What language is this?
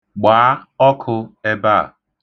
Igbo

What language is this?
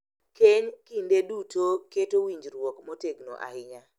Luo (Kenya and Tanzania)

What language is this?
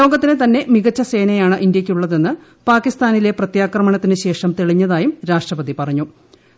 Malayalam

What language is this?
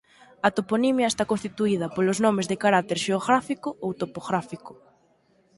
Galician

